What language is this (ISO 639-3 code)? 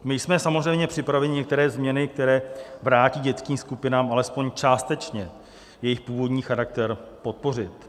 ces